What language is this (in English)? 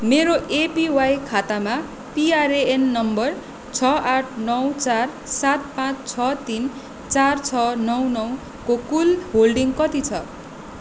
Nepali